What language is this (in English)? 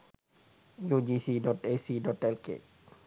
Sinhala